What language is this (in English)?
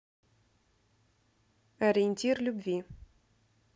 Russian